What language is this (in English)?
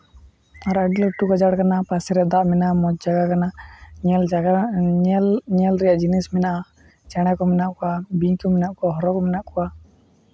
Santali